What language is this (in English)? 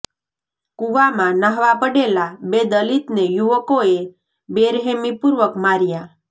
Gujarati